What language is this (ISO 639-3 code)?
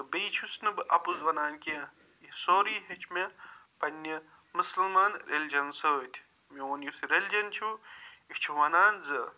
kas